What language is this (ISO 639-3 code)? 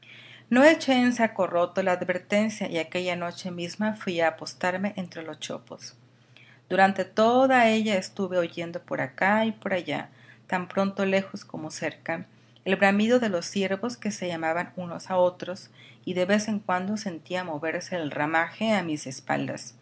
spa